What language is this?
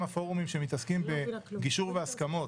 Hebrew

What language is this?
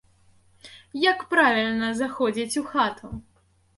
Belarusian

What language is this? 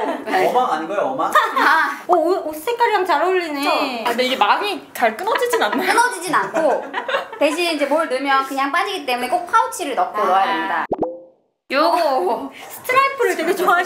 Korean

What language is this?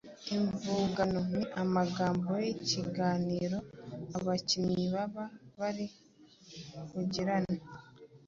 Kinyarwanda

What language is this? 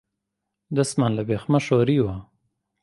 Central Kurdish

